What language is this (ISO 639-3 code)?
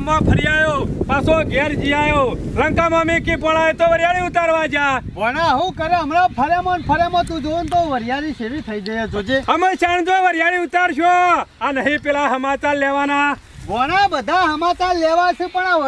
guj